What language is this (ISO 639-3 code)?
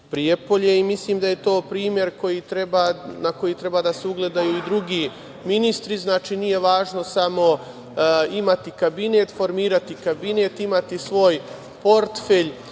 srp